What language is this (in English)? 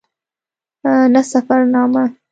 Pashto